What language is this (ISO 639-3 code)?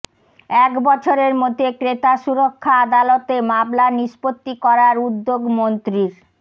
ben